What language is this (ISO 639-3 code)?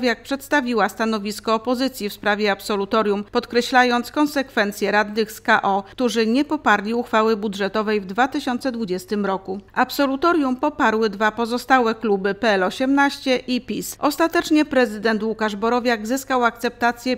pol